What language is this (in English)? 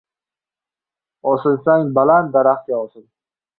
Uzbek